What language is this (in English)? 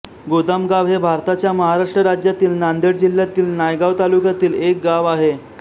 Marathi